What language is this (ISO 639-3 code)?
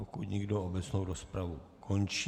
ces